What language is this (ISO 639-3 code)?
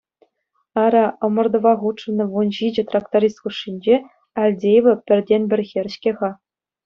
chv